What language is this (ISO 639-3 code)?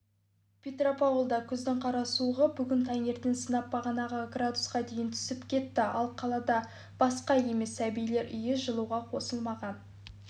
kaz